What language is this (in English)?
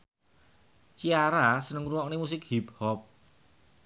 Javanese